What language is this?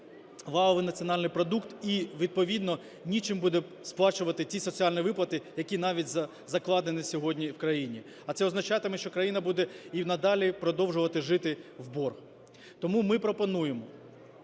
Ukrainian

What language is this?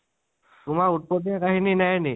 Assamese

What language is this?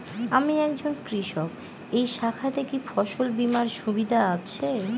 Bangla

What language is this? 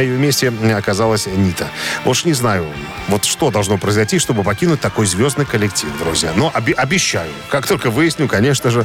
Russian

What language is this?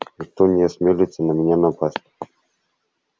Russian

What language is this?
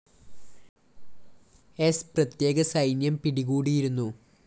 Malayalam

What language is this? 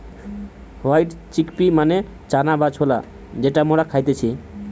Bangla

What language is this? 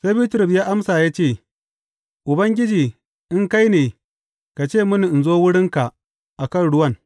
Hausa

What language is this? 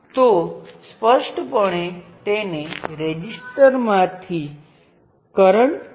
Gujarati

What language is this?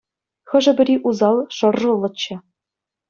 Chuvash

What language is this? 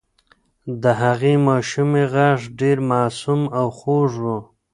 Pashto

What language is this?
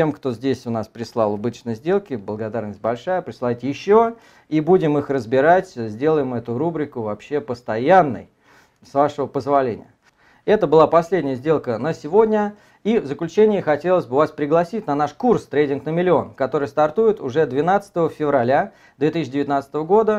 Russian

